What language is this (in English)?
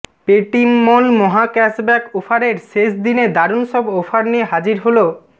Bangla